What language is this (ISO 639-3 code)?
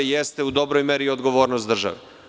srp